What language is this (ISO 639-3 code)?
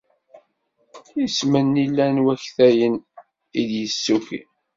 kab